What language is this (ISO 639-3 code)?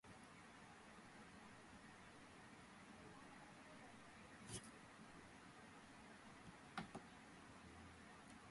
kat